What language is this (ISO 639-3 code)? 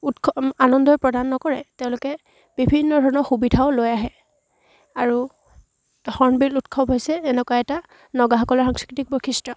asm